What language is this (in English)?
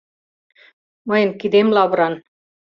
Mari